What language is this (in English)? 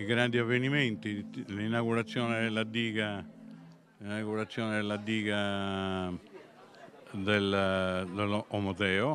Italian